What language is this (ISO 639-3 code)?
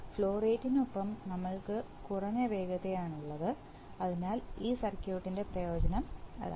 mal